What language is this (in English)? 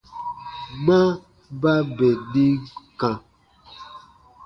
Baatonum